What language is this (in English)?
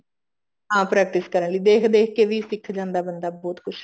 Punjabi